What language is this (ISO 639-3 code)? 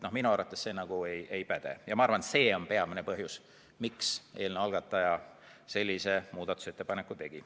est